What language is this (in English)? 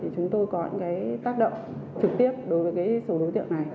Vietnamese